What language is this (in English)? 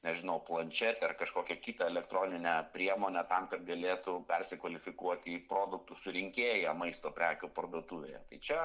Lithuanian